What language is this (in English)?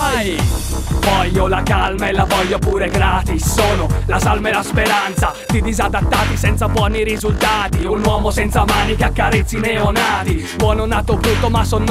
Italian